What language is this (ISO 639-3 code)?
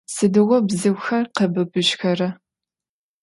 ady